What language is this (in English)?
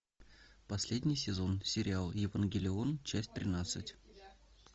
Russian